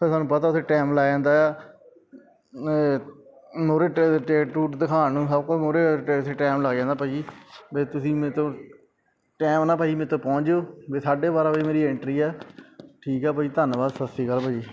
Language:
Punjabi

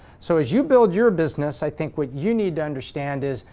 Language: English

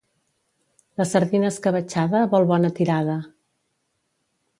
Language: Catalan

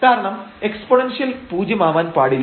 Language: Malayalam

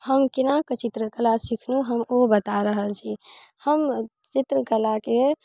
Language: Maithili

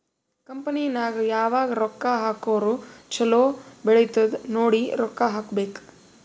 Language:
Kannada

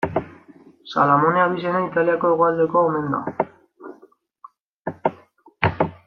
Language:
Basque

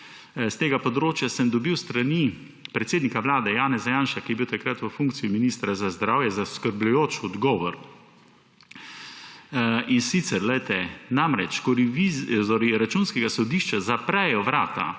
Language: Slovenian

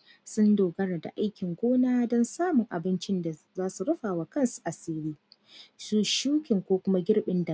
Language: Hausa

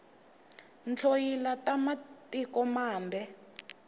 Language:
Tsonga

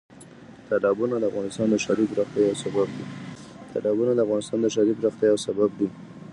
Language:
Pashto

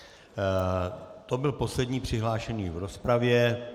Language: Czech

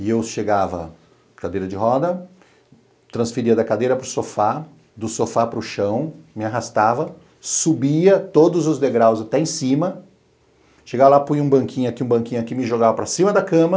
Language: Portuguese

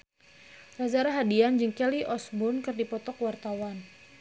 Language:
Sundanese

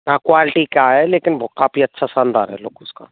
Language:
Hindi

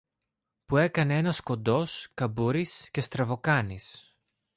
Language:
Greek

